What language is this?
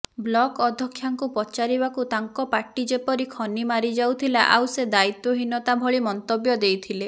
Odia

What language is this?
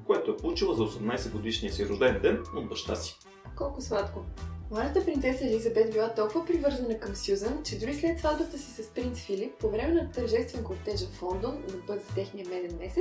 Bulgarian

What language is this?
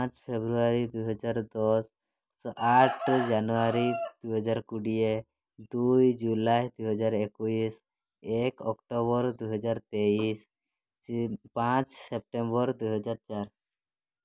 Odia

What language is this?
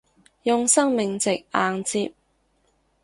Cantonese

